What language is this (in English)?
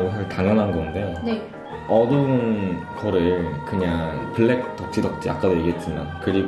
Korean